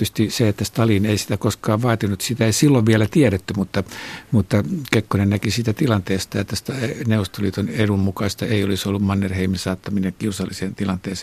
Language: Finnish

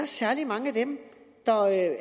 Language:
Danish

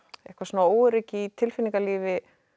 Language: Icelandic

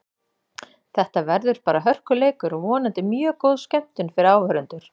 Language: Icelandic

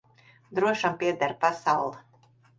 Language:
Latvian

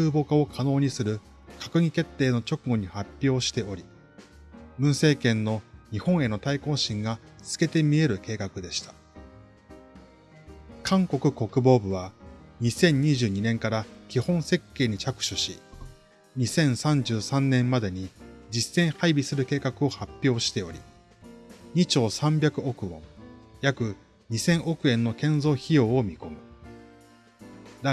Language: Japanese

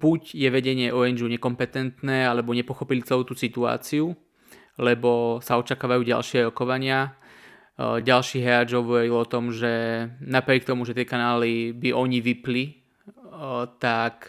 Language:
Slovak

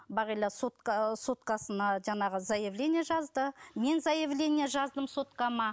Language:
Kazakh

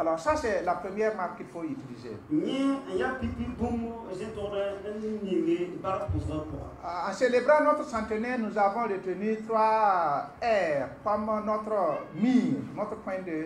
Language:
French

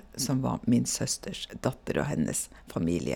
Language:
Norwegian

